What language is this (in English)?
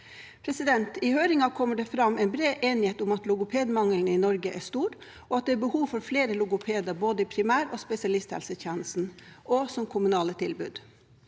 Norwegian